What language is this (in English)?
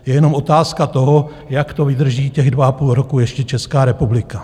Czech